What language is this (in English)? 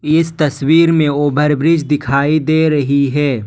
Hindi